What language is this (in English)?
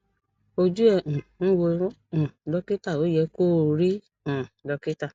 Yoruba